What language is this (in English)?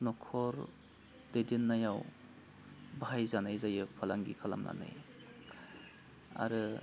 Bodo